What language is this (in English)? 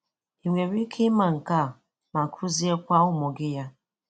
Igbo